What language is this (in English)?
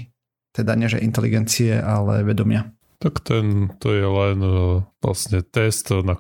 Slovak